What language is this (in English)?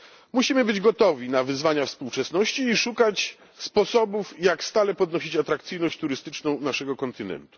Polish